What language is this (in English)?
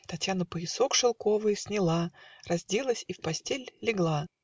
Russian